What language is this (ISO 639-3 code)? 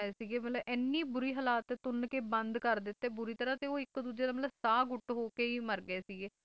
pan